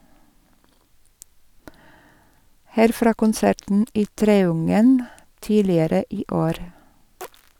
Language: Norwegian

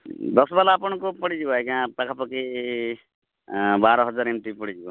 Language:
Odia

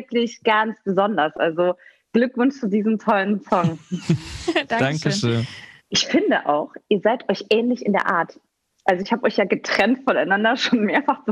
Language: German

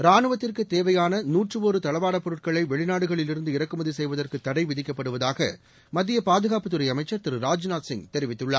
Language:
Tamil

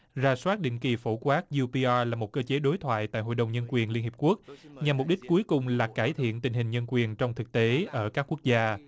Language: Vietnamese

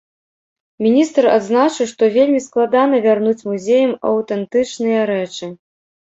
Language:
Belarusian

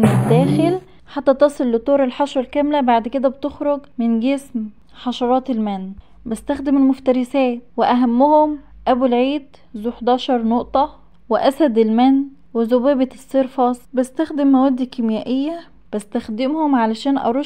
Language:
Arabic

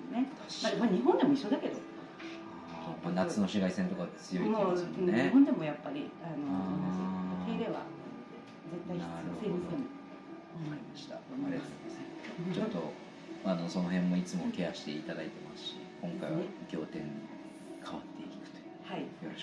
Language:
Japanese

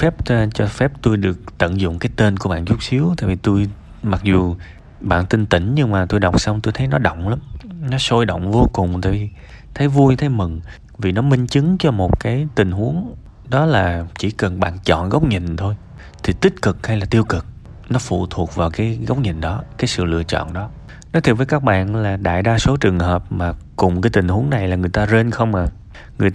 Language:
Vietnamese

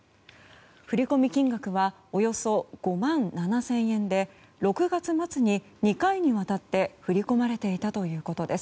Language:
Japanese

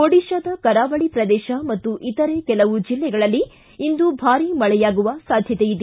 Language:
Kannada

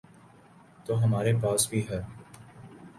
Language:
Urdu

